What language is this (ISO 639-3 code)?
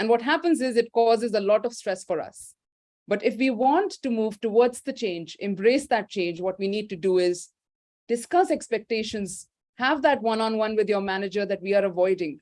eng